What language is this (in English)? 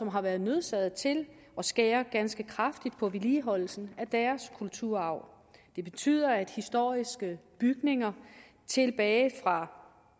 Danish